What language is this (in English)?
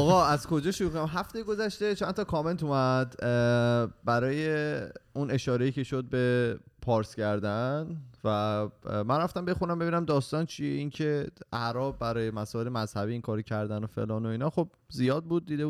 Persian